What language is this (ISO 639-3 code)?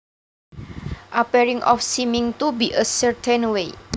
jav